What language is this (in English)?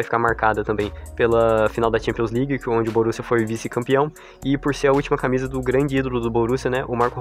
Portuguese